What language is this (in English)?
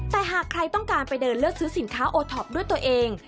Thai